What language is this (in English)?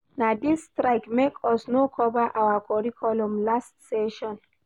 Nigerian Pidgin